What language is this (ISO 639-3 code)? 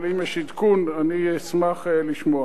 heb